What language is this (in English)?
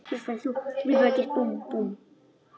Icelandic